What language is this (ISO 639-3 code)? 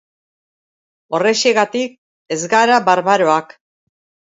eus